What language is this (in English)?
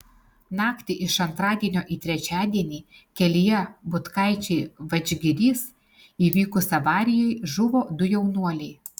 Lithuanian